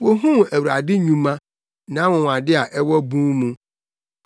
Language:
Akan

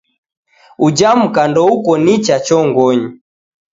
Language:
Taita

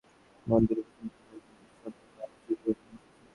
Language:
Bangla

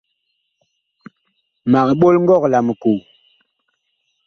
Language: Bakoko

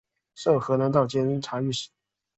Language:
Chinese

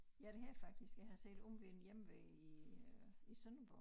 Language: Danish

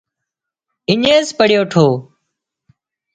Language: Wadiyara Koli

